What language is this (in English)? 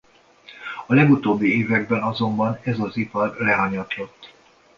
Hungarian